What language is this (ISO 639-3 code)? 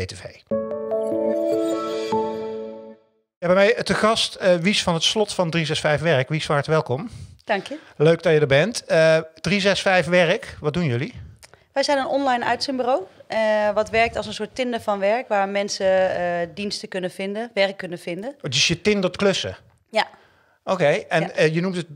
nld